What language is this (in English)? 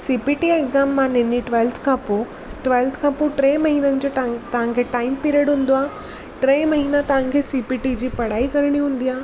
Sindhi